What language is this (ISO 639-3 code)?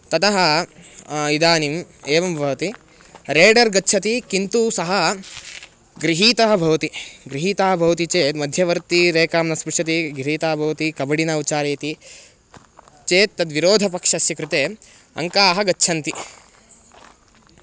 san